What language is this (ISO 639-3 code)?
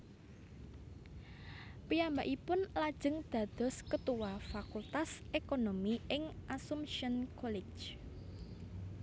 jav